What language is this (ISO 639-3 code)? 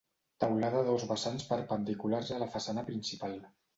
cat